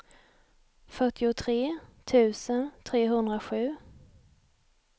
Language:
Swedish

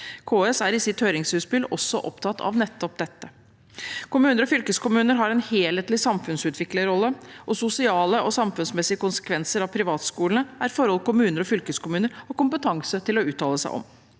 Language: Norwegian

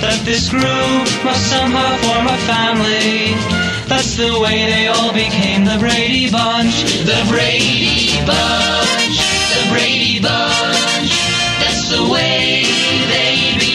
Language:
Hebrew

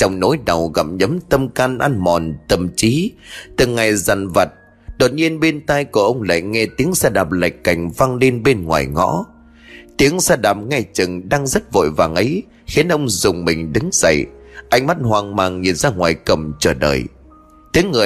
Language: Vietnamese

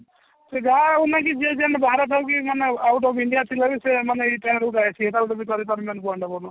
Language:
Odia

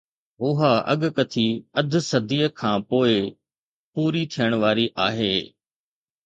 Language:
Sindhi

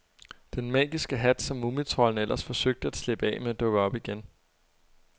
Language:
Danish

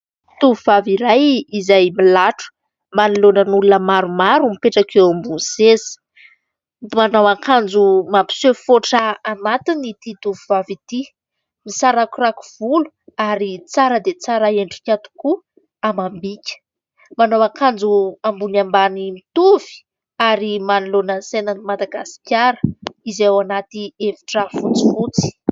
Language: Malagasy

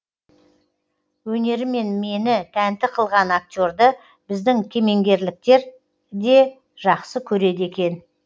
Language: Kazakh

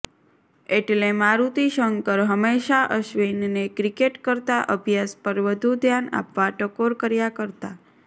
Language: Gujarati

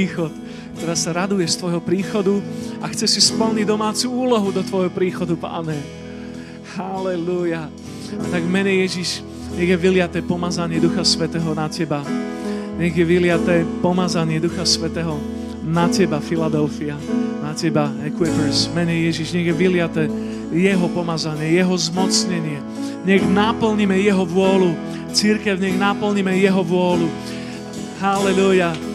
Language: Slovak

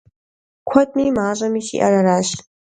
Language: Kabardian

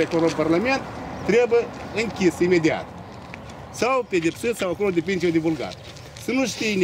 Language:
Romanian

